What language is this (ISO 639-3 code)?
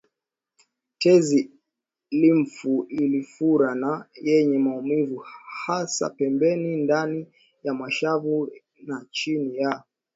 swa